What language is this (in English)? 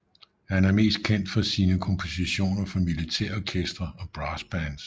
Danish